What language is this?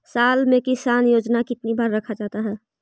Magahi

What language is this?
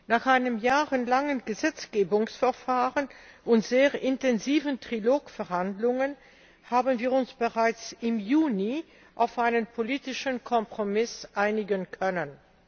German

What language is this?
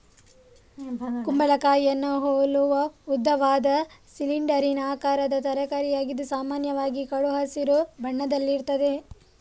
Kannada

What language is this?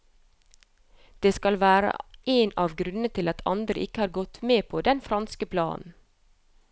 Norwegian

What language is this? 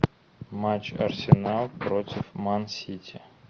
Russian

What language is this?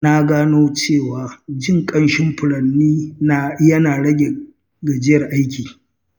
Hausa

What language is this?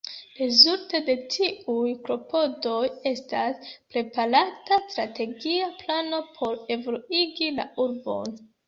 Esperanto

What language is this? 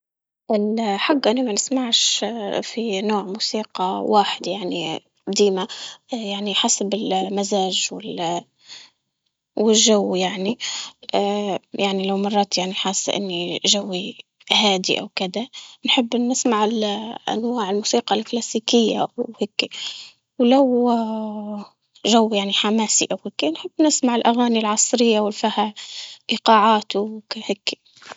Libyan Arabic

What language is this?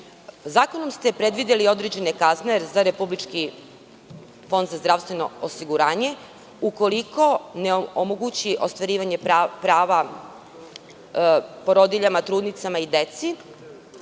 Serbian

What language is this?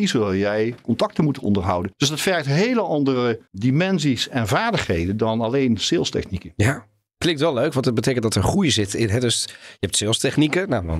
Dutch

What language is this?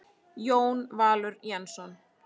Icelandic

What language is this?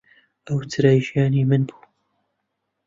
Central Kurdish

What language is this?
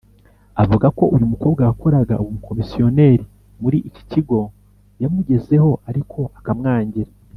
Kinyarwanda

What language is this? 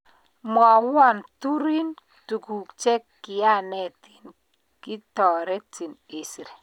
Kalenjin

